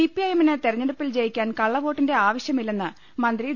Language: Malayalam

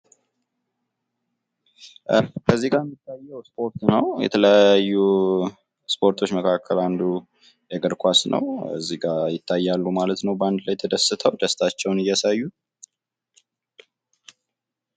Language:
Amharic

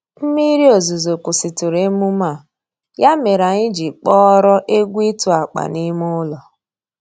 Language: Igbo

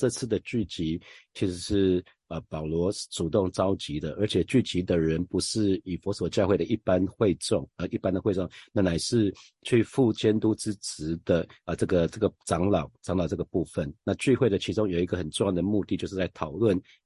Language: Chinese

